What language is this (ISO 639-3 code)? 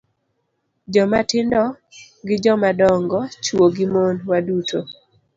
luo